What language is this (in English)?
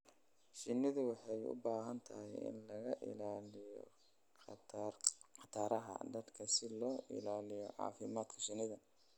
Somali